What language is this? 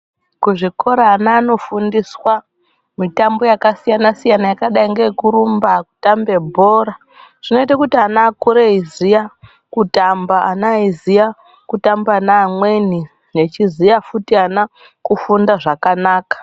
Ndau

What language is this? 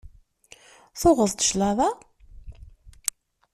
Kabyle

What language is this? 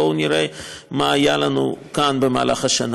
Hebrew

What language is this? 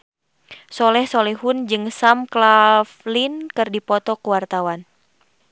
Sundanese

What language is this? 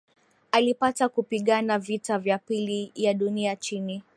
Swahili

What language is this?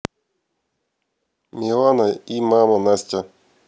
Russian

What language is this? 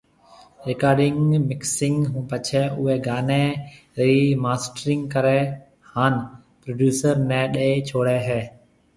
Marwari (Pakistan)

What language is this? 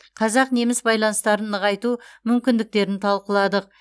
Kazakh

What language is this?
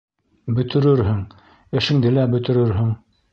Bashkir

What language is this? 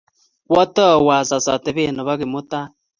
Kalenjin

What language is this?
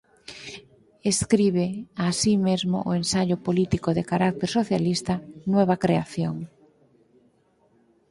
Galician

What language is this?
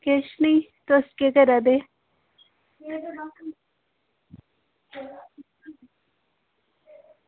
Dogri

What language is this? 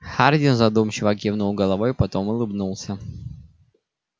Russian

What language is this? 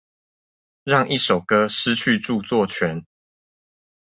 Chinese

